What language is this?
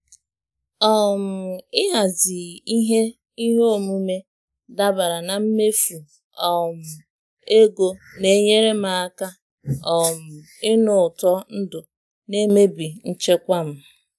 Igbo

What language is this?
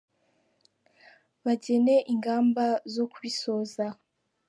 Kinyarwanda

